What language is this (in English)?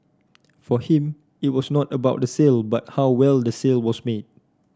English